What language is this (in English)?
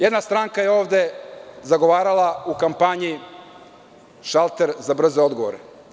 Serbian